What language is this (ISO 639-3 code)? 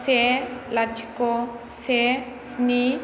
brx